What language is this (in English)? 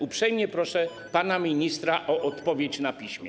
Polish